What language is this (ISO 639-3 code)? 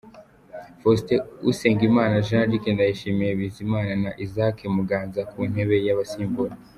kin